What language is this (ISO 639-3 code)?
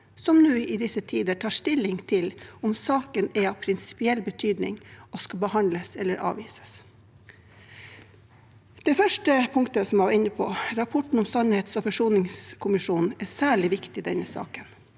nor